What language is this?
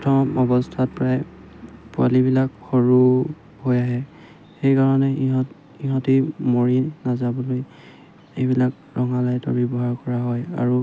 Assamese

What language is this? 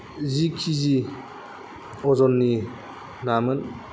Bodo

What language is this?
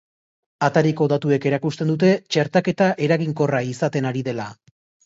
Basque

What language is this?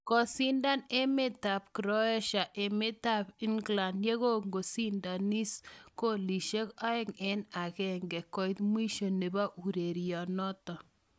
Kalenjin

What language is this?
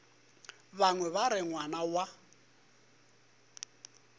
Northern Sotho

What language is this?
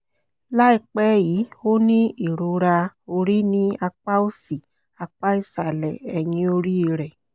Yoruba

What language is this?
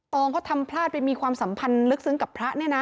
Thai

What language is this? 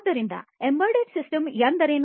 Kannada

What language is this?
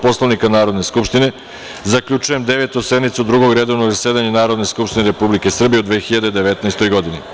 Serbian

